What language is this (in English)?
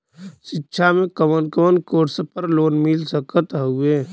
Bhojpuri